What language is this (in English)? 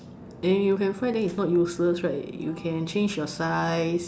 English